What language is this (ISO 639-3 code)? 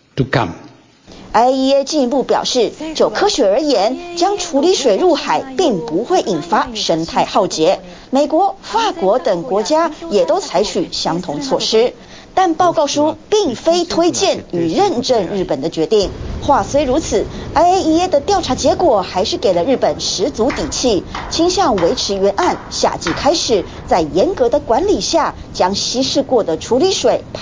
zho